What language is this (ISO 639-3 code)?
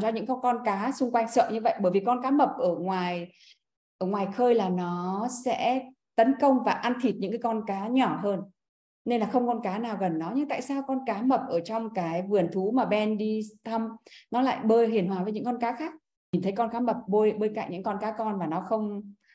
vie